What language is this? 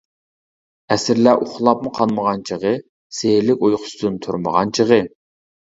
Uyghur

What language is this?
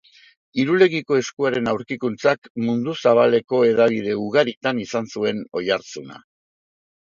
Basque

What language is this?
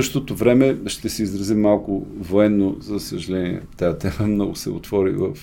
Bulgarian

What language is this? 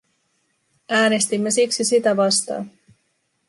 Finnish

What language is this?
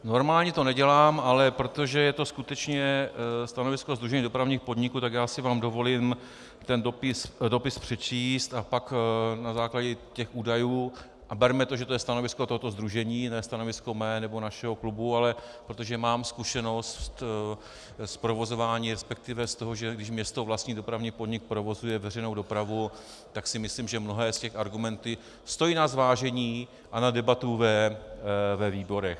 Czech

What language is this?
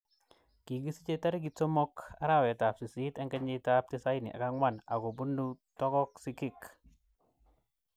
Kalenjin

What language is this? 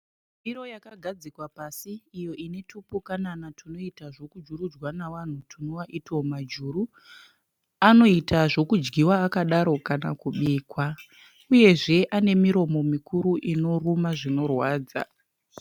Shona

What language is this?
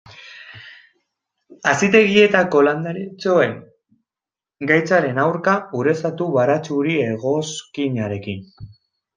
Basque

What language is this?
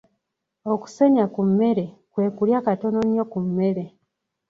Ganda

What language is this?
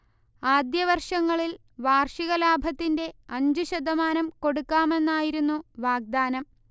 Malayalam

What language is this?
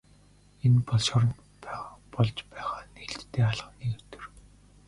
Mongolian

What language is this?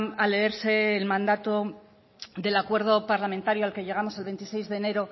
Spanish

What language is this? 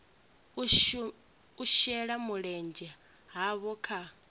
Venda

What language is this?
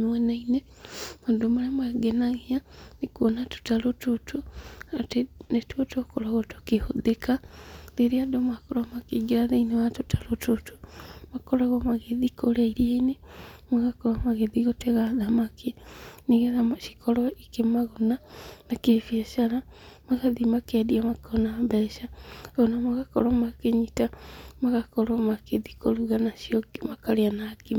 Kikuyu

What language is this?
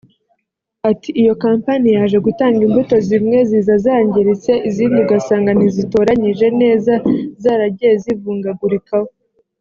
Kinyarwanda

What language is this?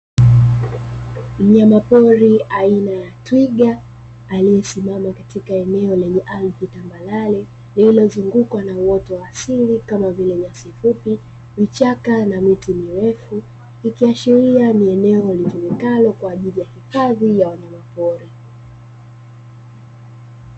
Swahili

